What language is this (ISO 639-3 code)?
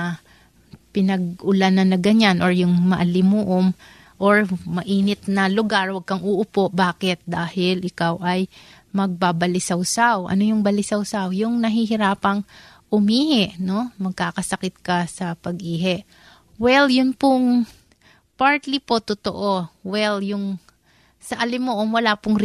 fil